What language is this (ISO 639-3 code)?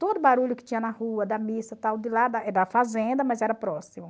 por